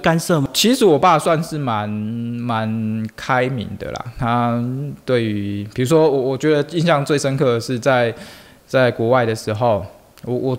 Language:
Chinese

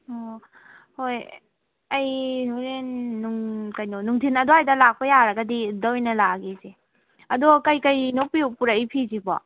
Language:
Manipuri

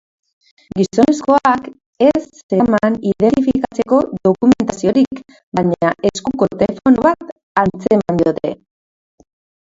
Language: Basque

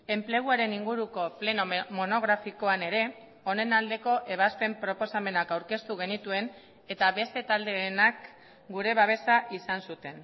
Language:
Basque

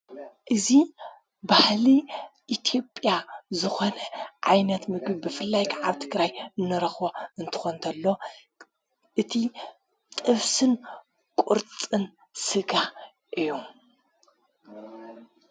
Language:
Tigrinya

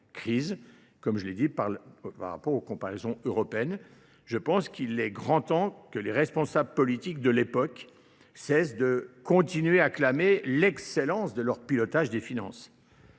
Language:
French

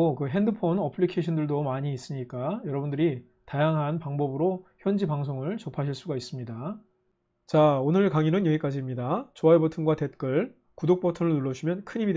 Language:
Korean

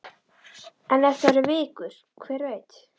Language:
Icelandic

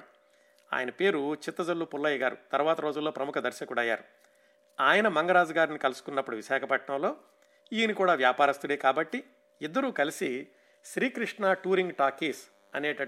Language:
Telugu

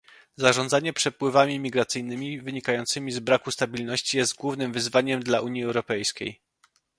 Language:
Polish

